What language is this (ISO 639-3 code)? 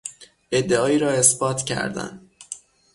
fas